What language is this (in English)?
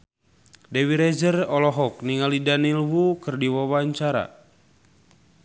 Sundanese